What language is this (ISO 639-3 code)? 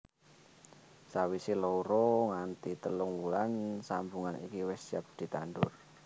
jav